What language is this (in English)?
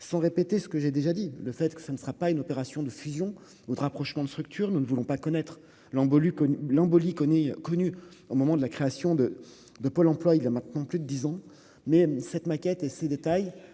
French